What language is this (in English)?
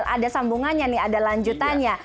Indonesian